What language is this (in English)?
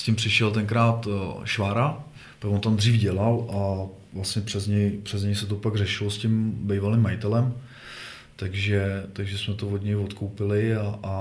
Czech